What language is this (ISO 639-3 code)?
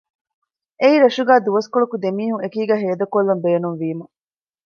div